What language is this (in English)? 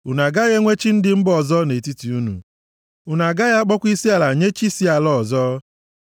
Igbo